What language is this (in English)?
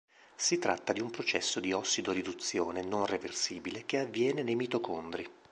Italian